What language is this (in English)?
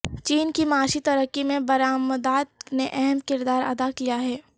Urdu